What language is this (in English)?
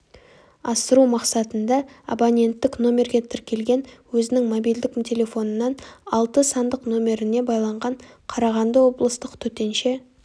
Kazakh